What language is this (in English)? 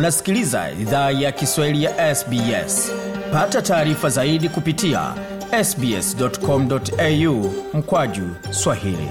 Swahili